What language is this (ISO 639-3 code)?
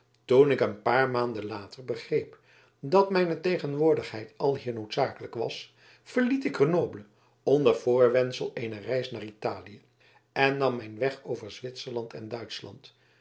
nld